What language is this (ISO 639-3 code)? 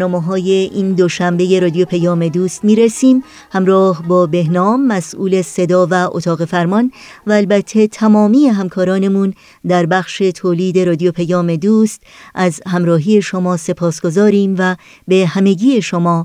fas